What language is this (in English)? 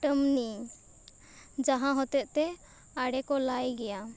Santali